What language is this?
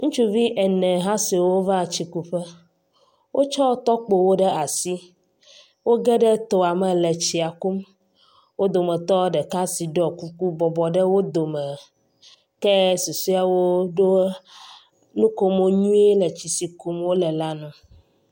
Ewe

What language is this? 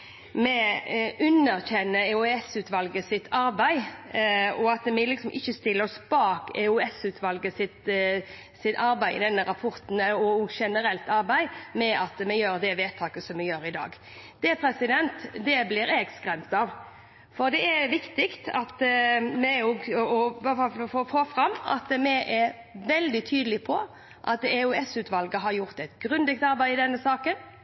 Norwegian Bokmål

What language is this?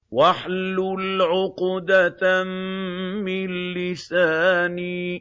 Arabic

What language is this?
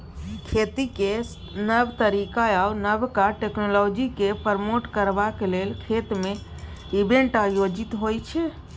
Maithili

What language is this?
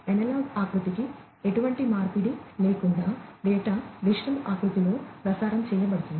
Telugu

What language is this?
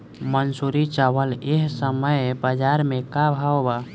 Bhojpuri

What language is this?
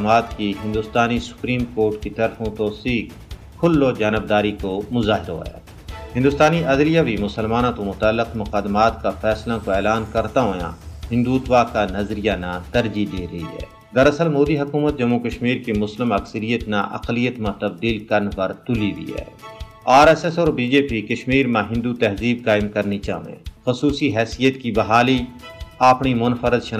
Urdu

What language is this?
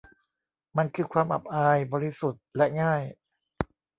Thai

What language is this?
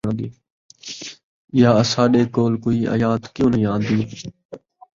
Saraiki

